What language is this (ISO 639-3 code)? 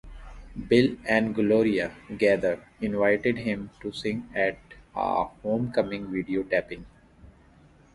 eng